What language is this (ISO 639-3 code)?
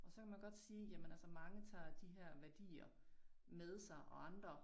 dan